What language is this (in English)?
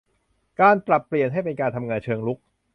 Thai